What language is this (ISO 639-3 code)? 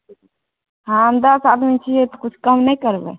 mai